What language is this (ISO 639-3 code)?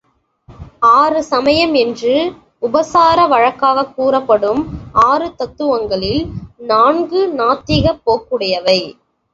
tam